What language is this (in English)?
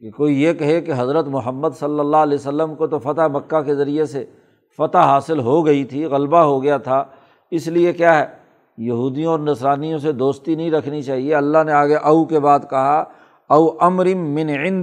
Urdu